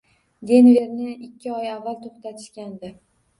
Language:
Uzbek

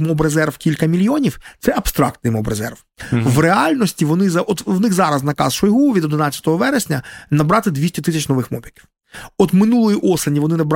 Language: Ukrainian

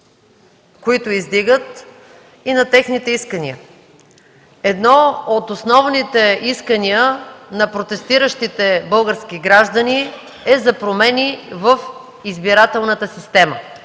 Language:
Bulgarian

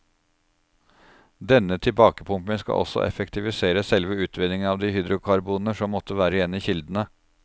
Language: Norwegian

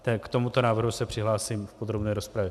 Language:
Czech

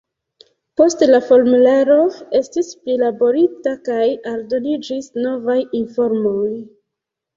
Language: Esperanto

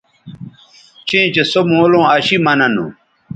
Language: Bateri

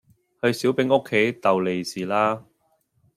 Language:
Cantonese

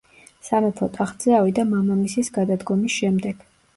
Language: Georgian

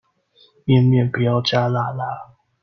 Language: Chinese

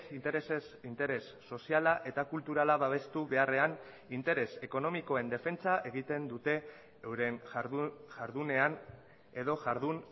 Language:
Basque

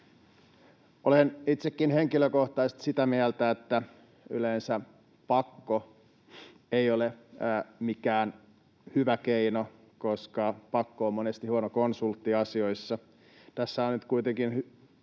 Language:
Finnish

